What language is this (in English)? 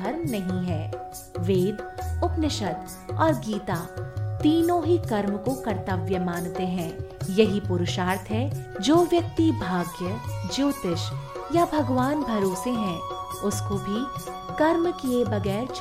Hindi